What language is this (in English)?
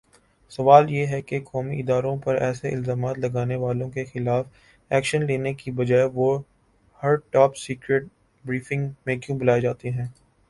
Urdu